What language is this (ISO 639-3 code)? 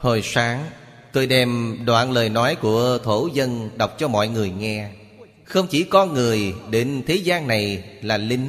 vie